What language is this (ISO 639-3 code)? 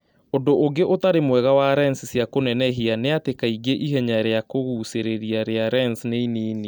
kik